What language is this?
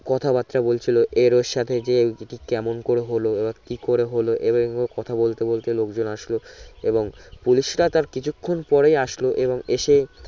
Bangla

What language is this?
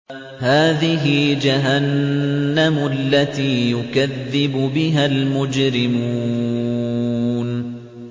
Arabic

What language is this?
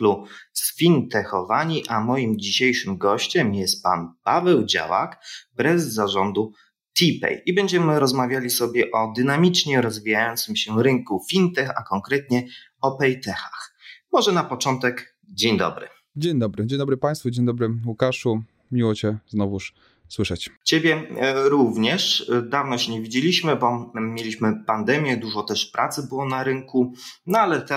Polish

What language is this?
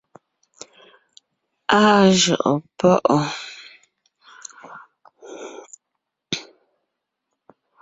Ngiemboon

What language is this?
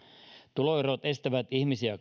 Finnish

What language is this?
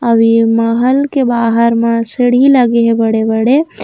Chhattisgarhi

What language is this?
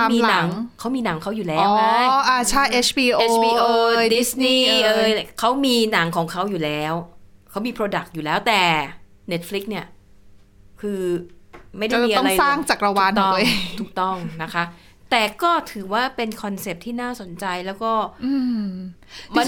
Thai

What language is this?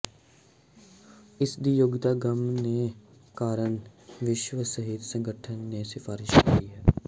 Punjabi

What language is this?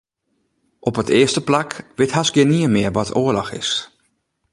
Western Frisian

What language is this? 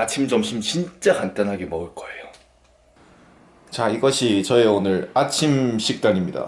Korean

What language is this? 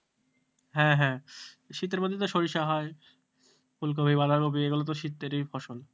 Bangla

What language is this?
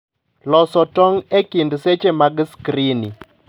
Luo (Kenya and Tanzania)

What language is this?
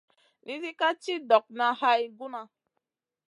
Masana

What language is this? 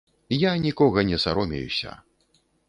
Belarusian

